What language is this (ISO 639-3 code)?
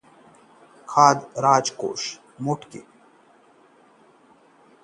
hin